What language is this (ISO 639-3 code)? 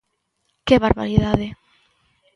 glg